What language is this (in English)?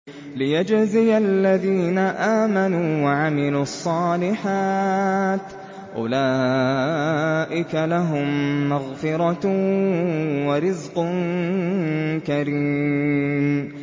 Arabic